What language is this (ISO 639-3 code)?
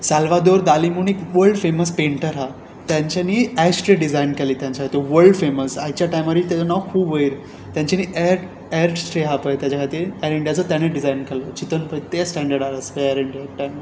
kok